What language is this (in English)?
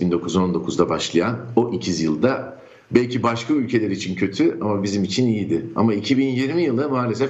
Turkish